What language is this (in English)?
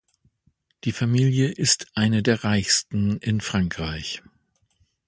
German